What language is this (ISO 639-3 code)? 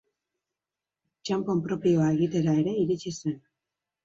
eus